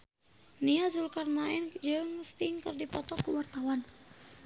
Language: Sundanese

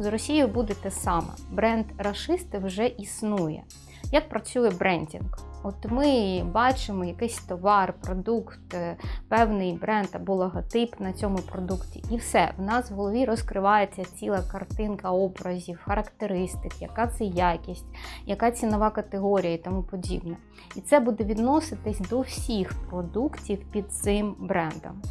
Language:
Ukrainian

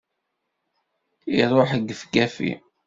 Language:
Kabyle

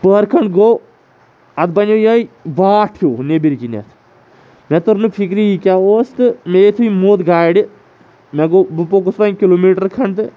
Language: Kashmiri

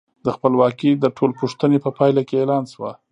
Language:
Pashto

